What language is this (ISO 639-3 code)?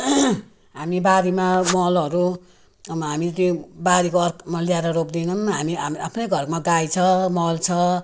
nep